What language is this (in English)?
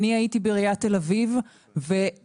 Hebrew